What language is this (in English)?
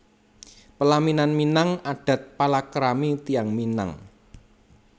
Javanese